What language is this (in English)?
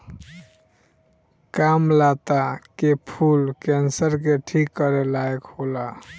Bhojpuri